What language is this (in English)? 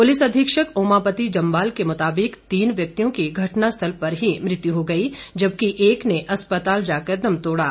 Hindi